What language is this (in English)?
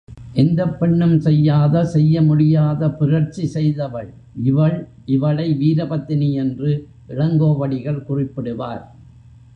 Tamil